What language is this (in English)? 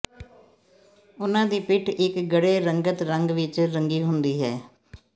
Punjabi